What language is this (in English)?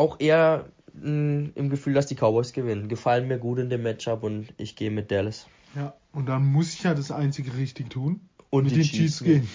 German